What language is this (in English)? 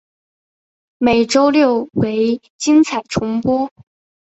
Chinese